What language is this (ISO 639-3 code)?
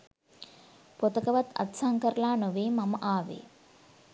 sin